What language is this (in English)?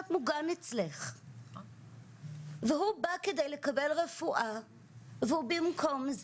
Hebrew